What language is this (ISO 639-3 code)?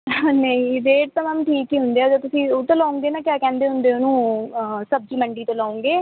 pan